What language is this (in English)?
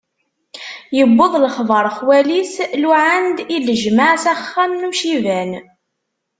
Kabyle